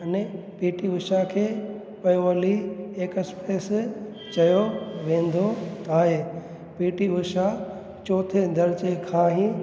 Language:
Sindhi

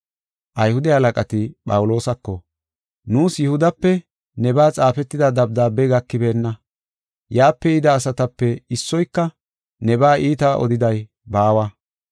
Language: Gofa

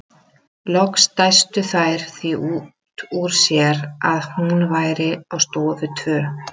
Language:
Icelandic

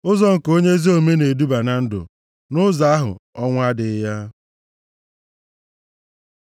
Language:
Igbo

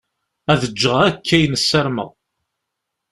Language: Kabyle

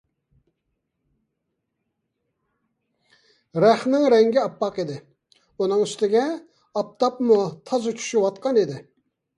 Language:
Uyghur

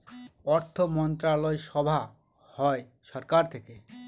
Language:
Bangla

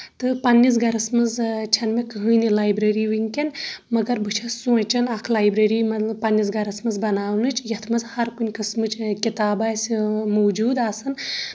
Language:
Kashmiri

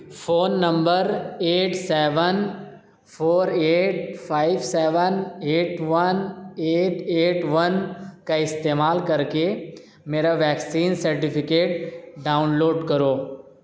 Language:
Urdu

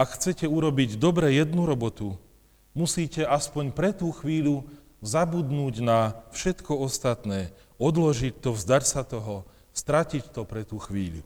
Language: Slovak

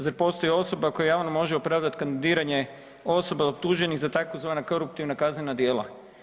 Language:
Croatian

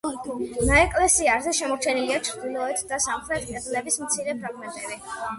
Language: Georgian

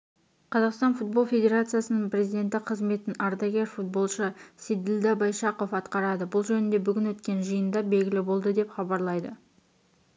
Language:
Kazakh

